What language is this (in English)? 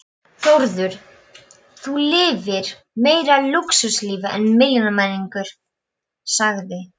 Icelandic